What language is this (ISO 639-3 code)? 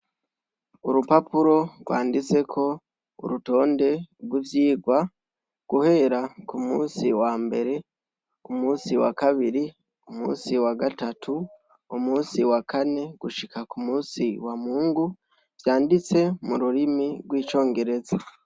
run